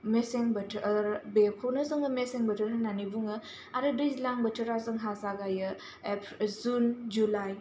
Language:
Bodo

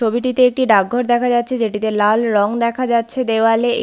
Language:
Bangla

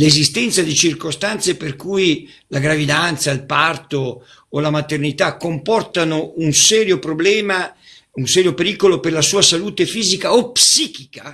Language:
Italian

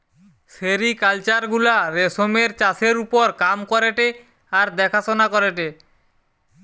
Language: Bangla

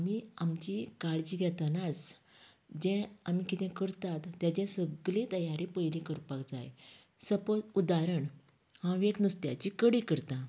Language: Konkani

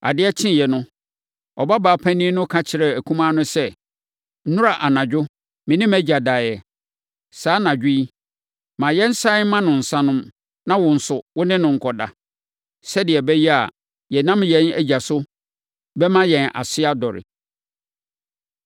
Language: Akan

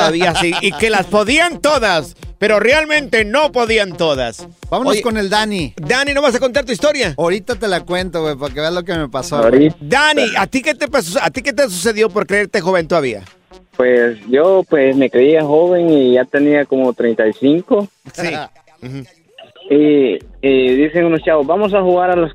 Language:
Spanish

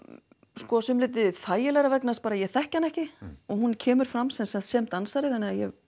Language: Icelandic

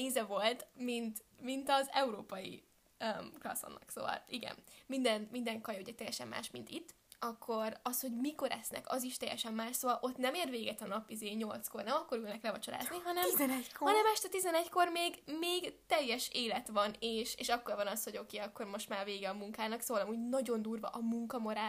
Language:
Hungarian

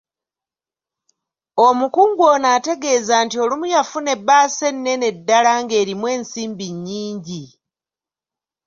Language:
Ganda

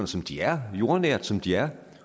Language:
Danish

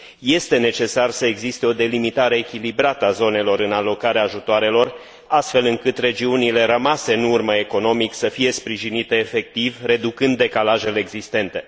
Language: Romanian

